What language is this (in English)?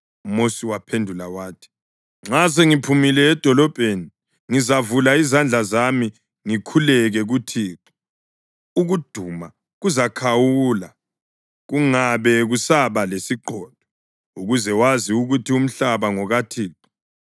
North Ndebele